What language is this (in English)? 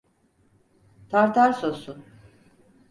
Turkish